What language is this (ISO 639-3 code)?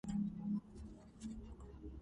kat